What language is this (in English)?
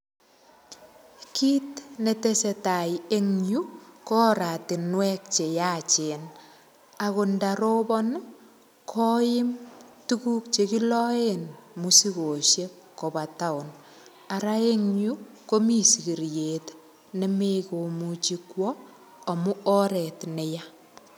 Kalenjin